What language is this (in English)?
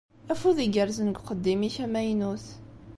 Kabyle